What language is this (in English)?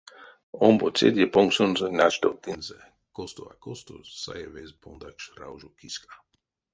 Erzya